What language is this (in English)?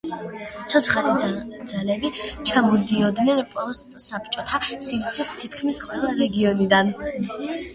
Georgian